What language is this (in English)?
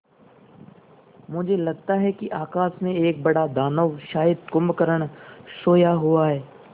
Hindi